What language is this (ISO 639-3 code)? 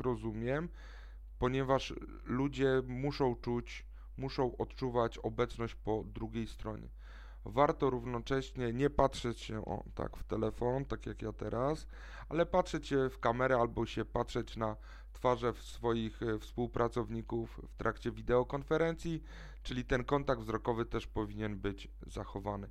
pol